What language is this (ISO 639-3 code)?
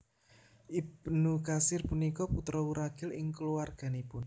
jav